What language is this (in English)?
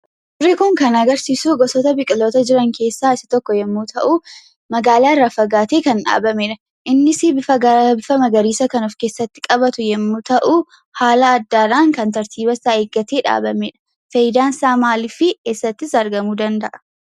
Oromo